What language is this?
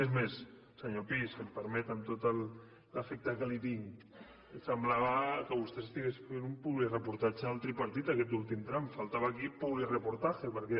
Catalan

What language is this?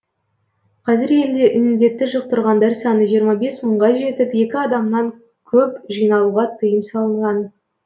Kazakh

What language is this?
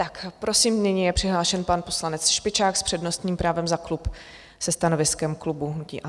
Czech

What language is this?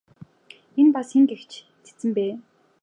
Mongolian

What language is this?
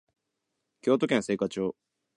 Japanese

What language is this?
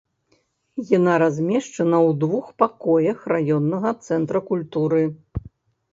Belarusian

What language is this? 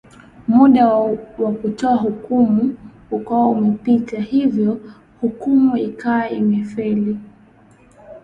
Swahili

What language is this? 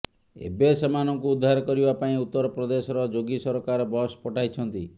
Odia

